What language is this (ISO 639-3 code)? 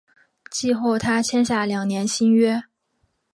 zho